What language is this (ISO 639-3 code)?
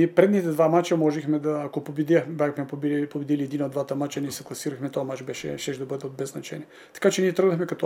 bul